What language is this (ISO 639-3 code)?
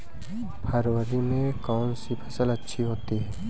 hin